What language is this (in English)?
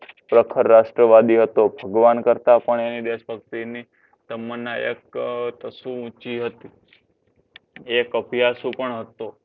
Gujarati